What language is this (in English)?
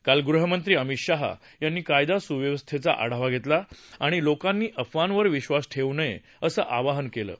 Marathi